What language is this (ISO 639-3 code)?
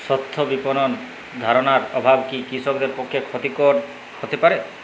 ben